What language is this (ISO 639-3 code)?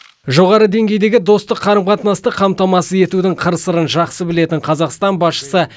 kaz